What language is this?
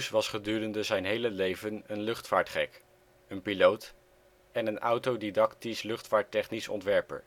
Dutch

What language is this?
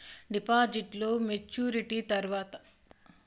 Telugu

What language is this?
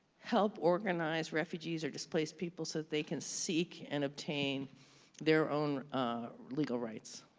English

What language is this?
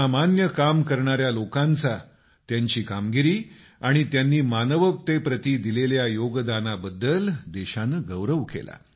Marathi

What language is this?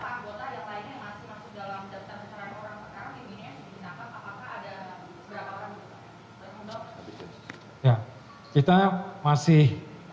Indonesian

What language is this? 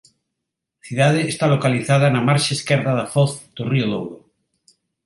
Galician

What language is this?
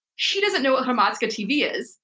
English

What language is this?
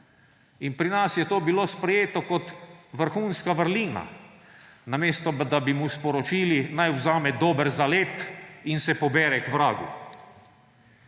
Slovenian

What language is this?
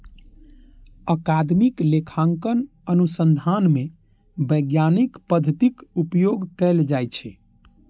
Maithili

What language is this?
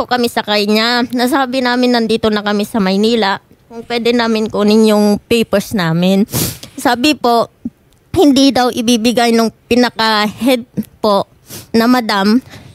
Filipino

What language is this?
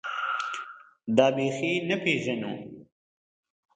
Pashto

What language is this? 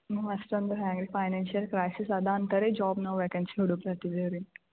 Kannada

